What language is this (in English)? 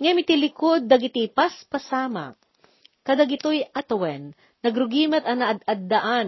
Filipino